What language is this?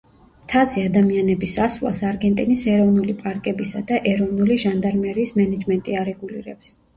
Georgian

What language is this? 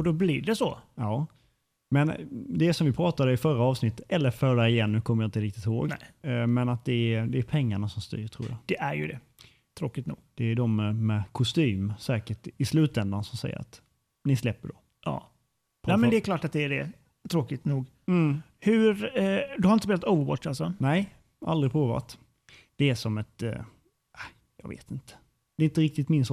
Swedish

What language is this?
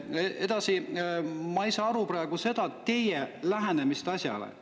Estonian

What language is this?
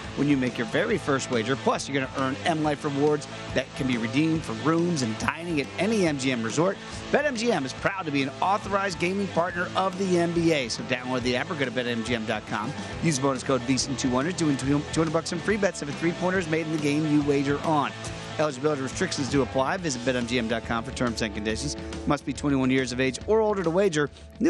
English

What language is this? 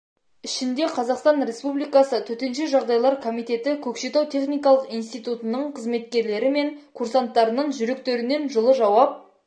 Kazakh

